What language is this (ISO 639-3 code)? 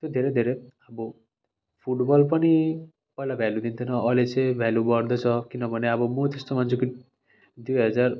nep